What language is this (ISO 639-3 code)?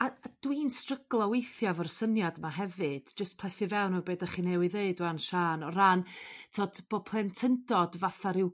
cym